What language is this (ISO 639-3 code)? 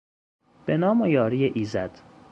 fas